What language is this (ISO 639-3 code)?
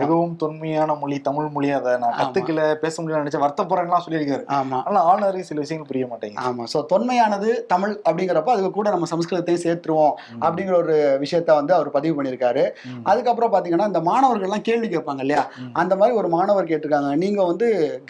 tam